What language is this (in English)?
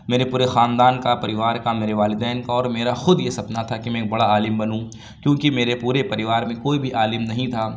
Urdu